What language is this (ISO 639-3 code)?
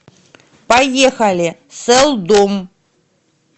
rus